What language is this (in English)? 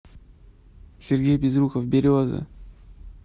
Russian